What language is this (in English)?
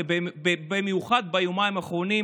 Hebrew